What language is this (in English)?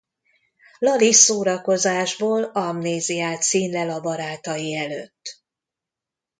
Hungarian